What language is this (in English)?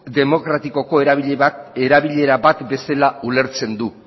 Basque